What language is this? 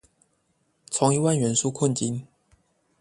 Chinese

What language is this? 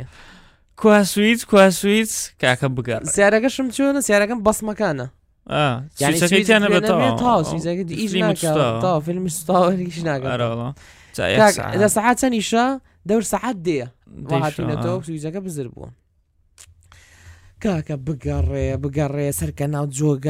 Arabic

